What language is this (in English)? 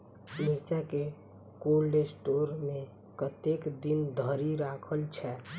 Maithili